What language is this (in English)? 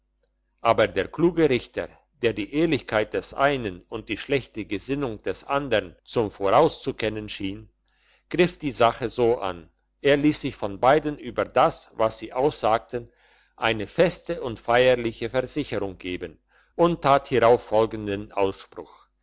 German